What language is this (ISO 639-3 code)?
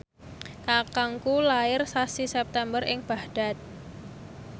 jav